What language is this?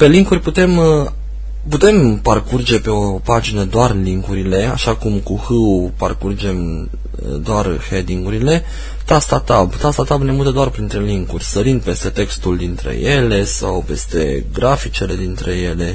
Romanian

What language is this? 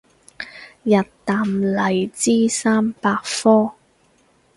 Cantonese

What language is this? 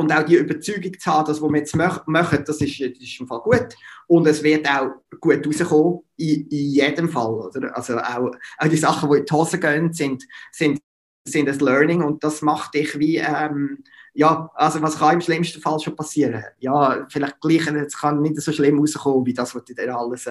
German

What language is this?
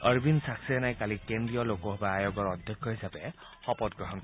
Assamese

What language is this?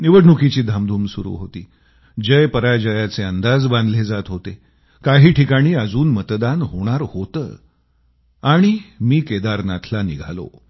Marathi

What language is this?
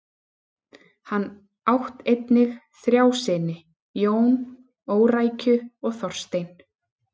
Icelandic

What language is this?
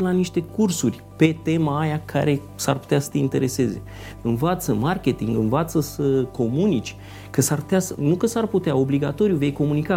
Romanian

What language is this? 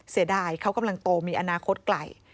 Thai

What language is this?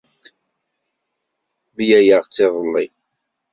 Kabyle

